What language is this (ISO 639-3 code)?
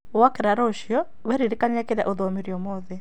kik